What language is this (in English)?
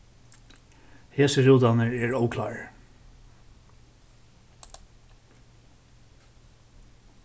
Faroese